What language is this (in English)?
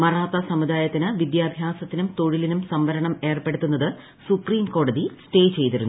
Malayalam